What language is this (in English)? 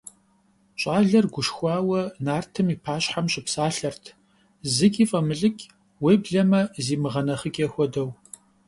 Kabardian